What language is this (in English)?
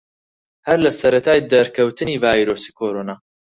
Central Kurdish